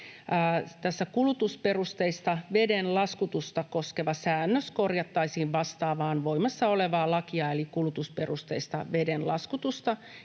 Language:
Finnish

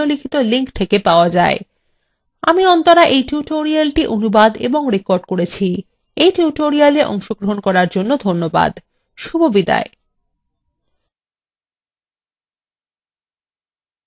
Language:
Bangla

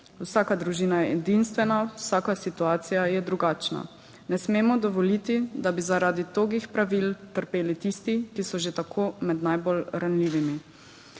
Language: Slovenian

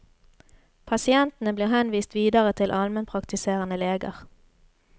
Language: Norwegian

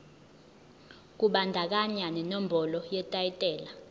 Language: Zulu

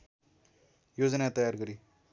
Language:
Nepali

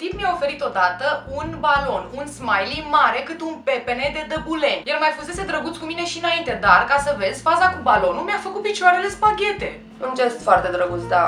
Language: Romanian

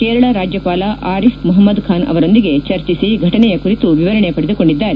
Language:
Kannada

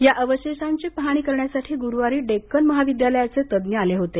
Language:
Marathi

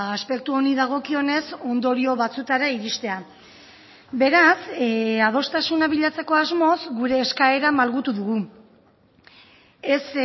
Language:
Basque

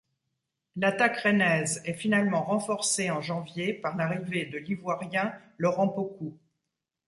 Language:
French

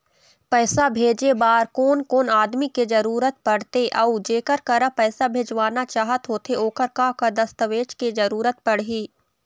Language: Chhattisgarhi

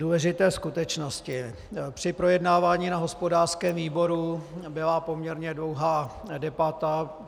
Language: Czech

